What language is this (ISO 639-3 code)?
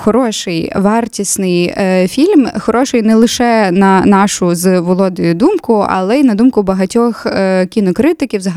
ukr